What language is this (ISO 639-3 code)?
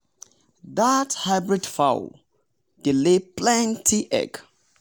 pcm